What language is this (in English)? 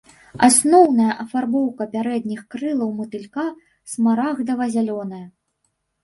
Belarusian